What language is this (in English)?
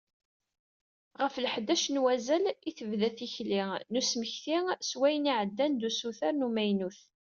Kabyle